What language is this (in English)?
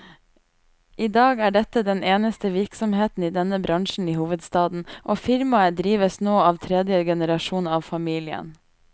Norwegian